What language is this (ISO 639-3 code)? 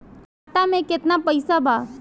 bho